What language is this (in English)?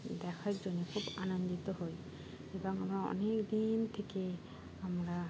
Bangla